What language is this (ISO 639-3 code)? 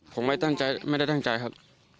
tha